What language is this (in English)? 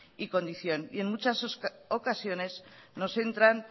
Spanish